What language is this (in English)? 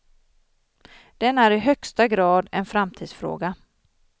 Swedish